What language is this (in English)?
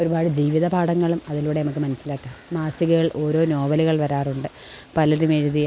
Malayalam